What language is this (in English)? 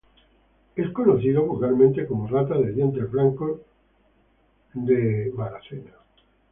Spanish